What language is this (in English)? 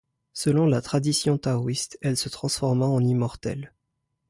French